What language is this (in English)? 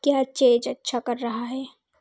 Hindi